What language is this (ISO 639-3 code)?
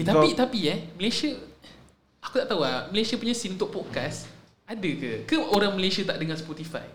msa